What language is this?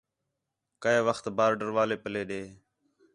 Khetrani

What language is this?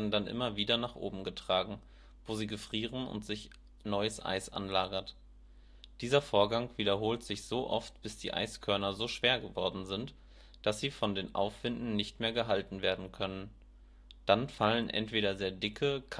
German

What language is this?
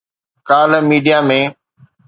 Sindhi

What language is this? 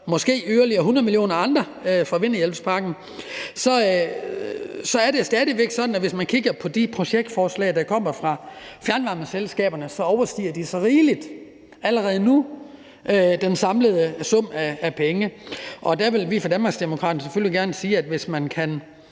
Danish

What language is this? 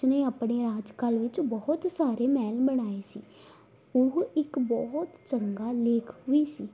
Punjabi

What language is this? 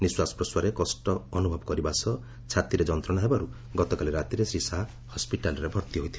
Odia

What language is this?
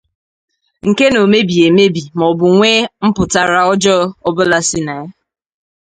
Igbo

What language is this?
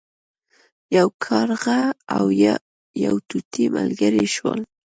Pashto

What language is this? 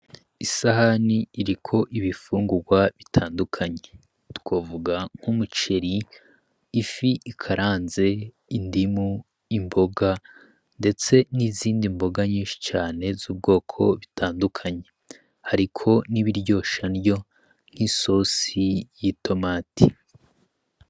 Rundi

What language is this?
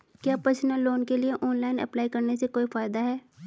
Hindi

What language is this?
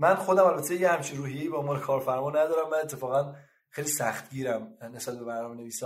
Persian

